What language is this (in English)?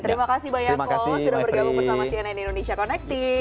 Indonesian